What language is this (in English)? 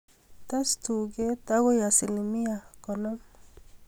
Kalenjin